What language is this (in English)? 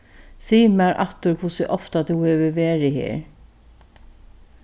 Faroese